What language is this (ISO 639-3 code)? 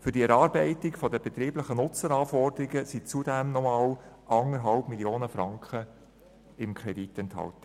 gsw